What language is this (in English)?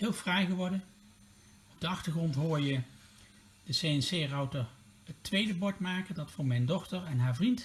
Dutch